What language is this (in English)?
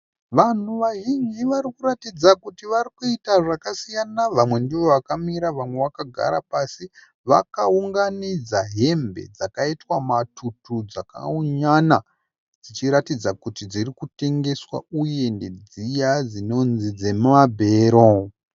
Shona